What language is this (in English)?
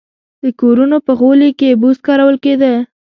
Pashto